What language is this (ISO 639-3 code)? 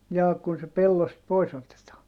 fin